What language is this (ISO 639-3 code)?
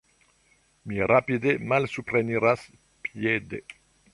epo